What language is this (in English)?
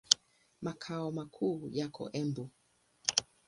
Swahili